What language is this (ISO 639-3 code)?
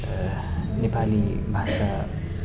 nep